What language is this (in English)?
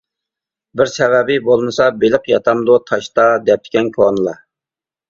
Uyghur